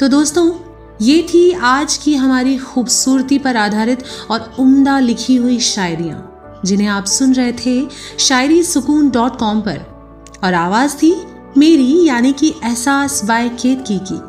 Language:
Hindi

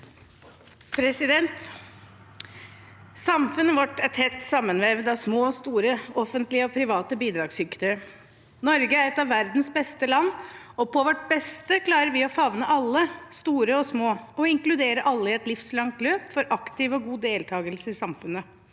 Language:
Norwegian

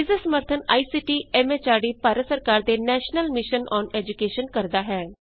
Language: Punjabi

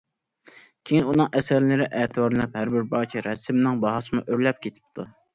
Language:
Uyghur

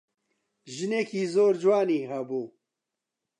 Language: Central Kurdish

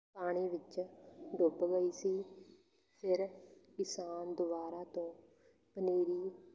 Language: Punjabi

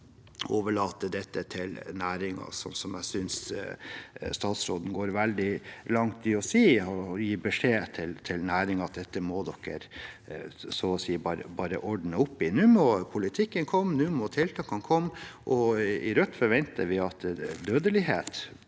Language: Norwegian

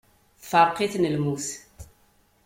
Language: Kabyle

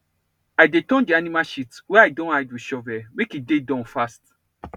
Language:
Nigerian Pidgin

